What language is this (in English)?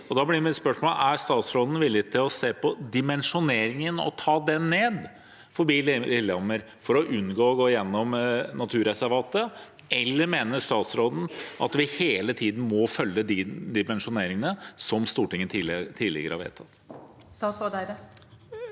Norwegian